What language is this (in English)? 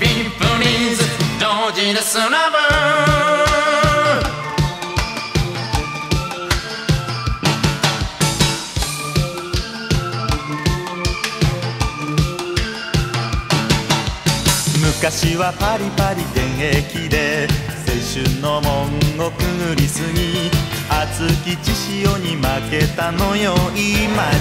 Japanese